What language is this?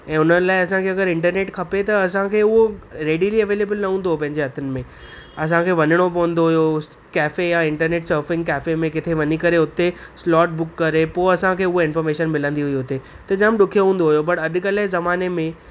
Sindhi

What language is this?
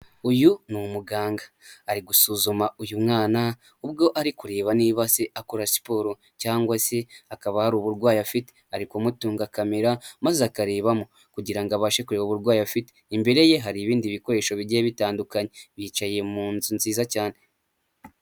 Kinyarwanda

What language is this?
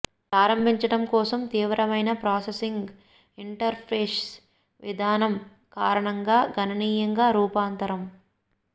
Telugu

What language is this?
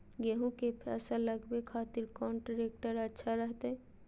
Magahi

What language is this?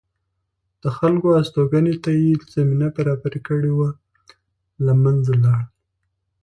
Pashto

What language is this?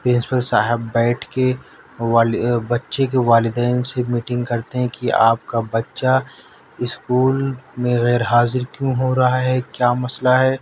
Urdu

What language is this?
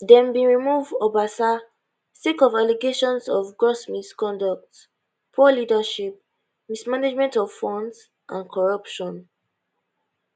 Nigerian Pidgin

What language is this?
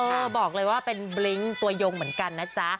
Thai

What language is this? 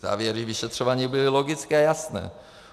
Czech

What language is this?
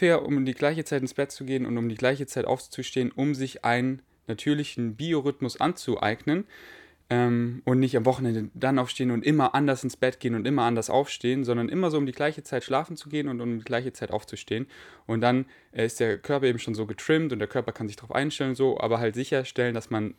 German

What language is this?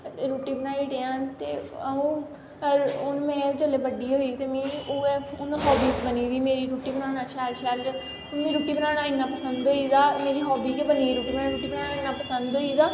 Dogri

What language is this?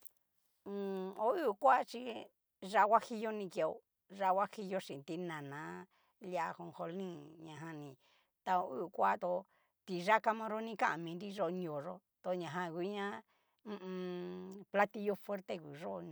Cacaloxtepec Mixtec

